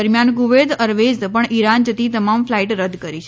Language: Gujarati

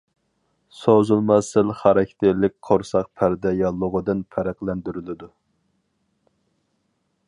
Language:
Uyghur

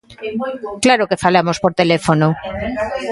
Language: Galician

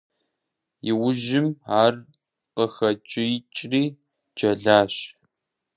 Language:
Kabardian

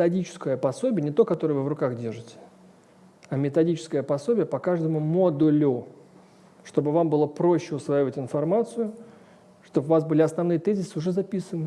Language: Russian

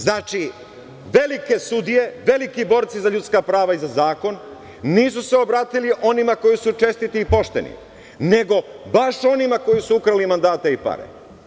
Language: Serbian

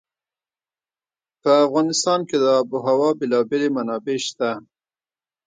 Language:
Pashto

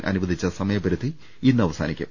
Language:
Malayalam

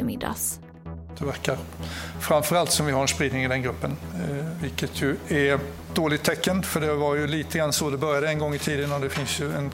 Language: Swedish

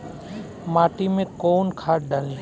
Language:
Bhojpuri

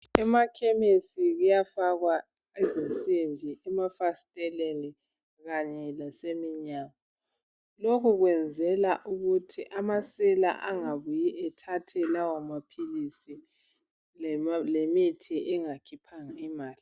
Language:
North Ndebele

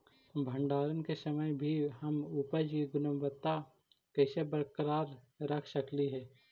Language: Magahi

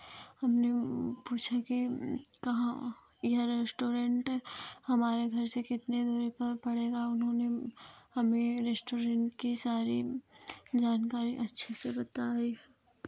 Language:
Hindi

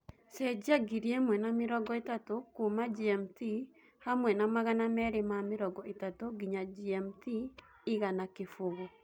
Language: Kikuyu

